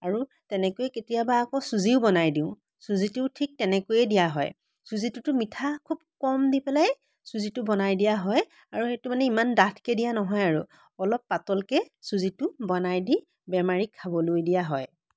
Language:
Assamese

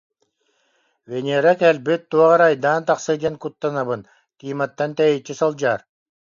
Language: Yakut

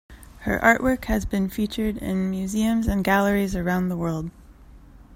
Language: English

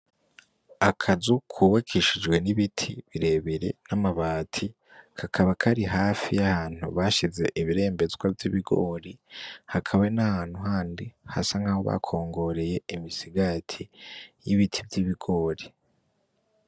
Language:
Rundi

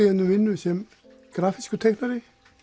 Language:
Icelandic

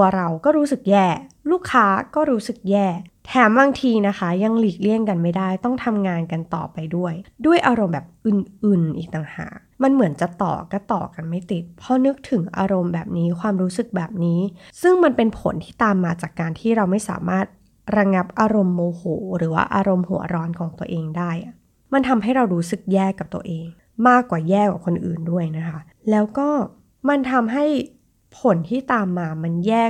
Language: Thai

